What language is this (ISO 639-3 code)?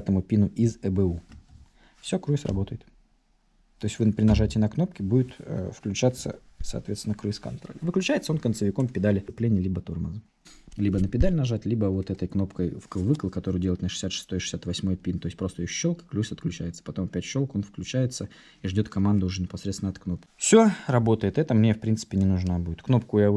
rus